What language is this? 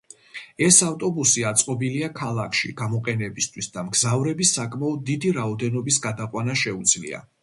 Georgian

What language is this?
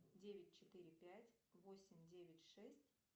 Russian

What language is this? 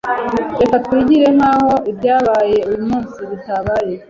Kinyarwanda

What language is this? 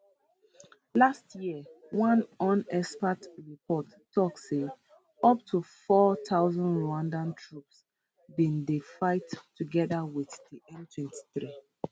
Nigerian Pidgin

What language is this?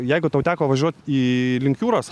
Lithuanian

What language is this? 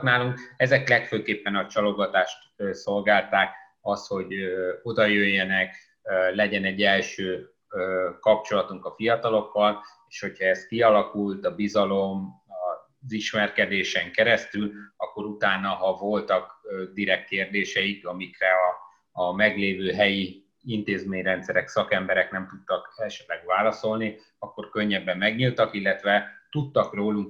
Hungarian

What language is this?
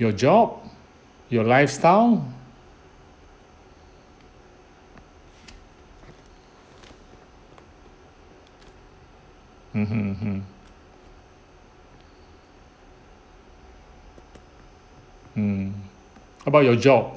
English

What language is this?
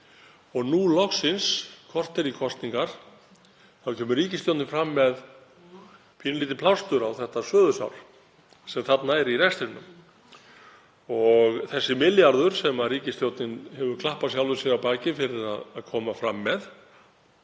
Icelandic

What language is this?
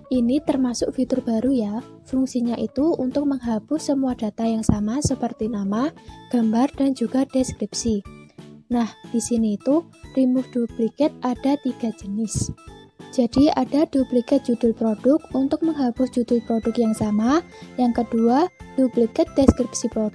Indonesian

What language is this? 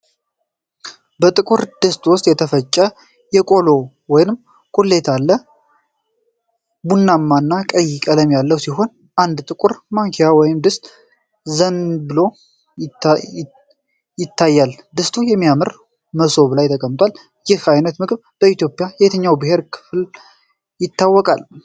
Amharic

